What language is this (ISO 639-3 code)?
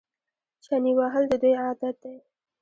pus